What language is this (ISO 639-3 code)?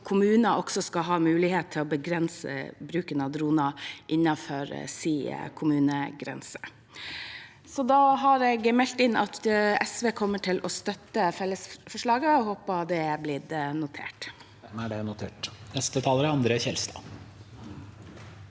nor